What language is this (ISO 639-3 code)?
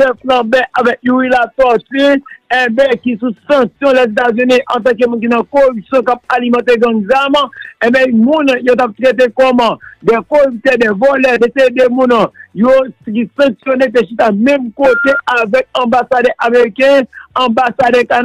fra